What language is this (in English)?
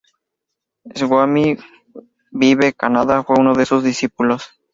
Spanish